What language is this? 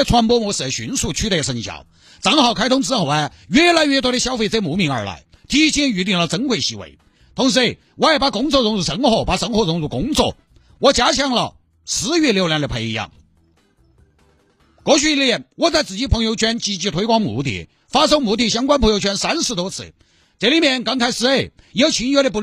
Chinese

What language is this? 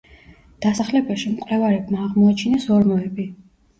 Georgian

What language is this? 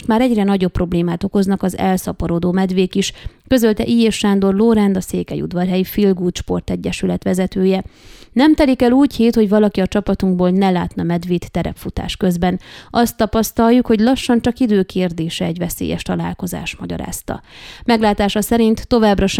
Hungarian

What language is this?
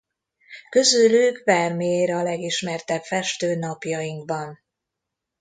Hungarian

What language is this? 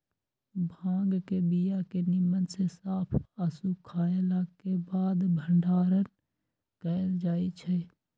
Magahi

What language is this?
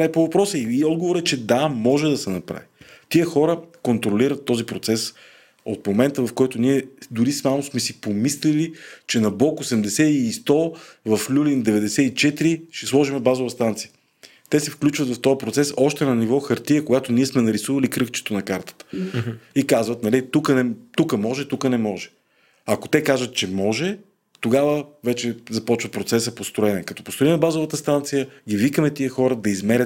Bulgarian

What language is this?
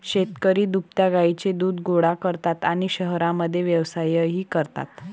Marathi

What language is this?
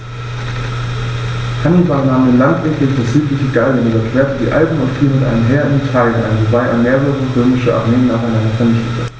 German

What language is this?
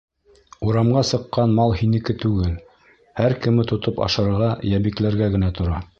Bashkir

